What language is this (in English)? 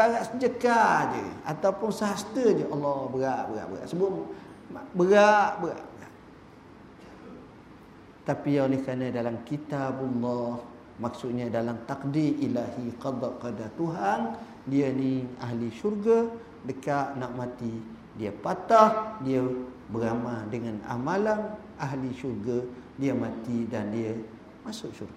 Malay